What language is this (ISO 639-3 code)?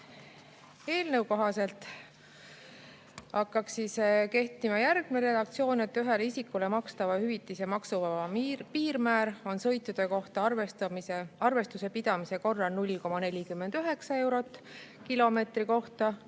est